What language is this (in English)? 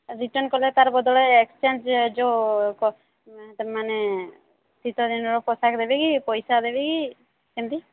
Odia